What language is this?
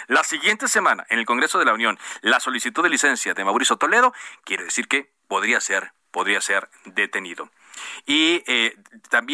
Spanish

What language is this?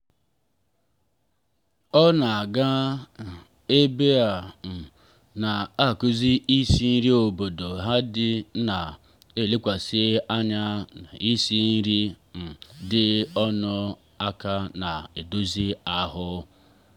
Igbo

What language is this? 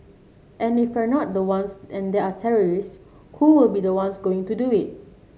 English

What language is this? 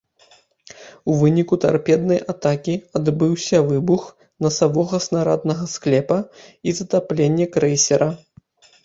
Belarusian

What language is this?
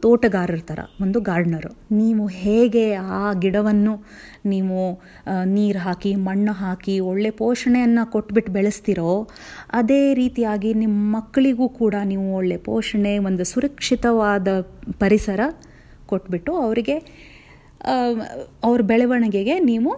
Telugu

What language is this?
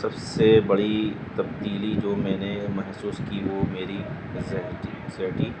Urdu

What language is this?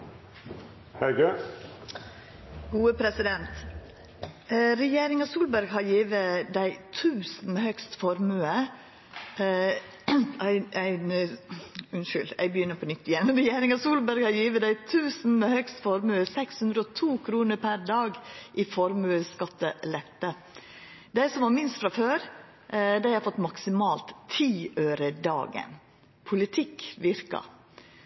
Norwegian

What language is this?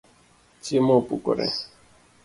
Luo (Kenya and Tanzania)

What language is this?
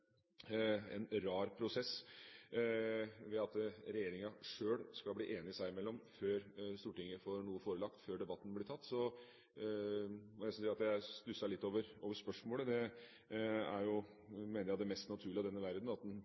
Norwegian Bokmål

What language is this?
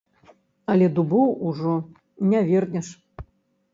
Belarusian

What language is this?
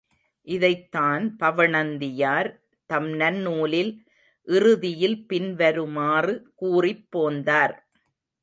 Tamil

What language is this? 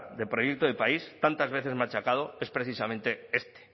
Spanish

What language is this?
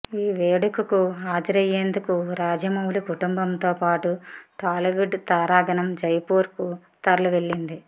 Telugu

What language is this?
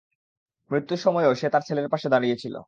Bangla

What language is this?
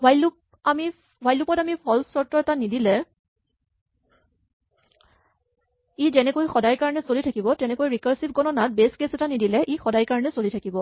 Assamese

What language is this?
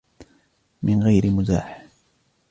Arabic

